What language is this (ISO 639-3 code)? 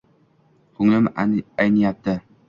uzb